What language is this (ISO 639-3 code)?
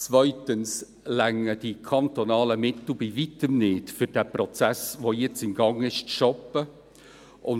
gsw